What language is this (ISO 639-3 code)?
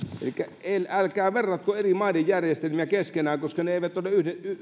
fin